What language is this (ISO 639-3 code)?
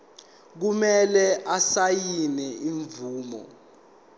zul